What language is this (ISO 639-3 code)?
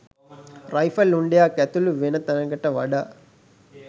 sin